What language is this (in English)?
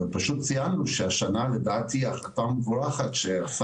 Hebrew